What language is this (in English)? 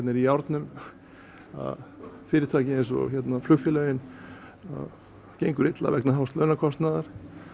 Icelandic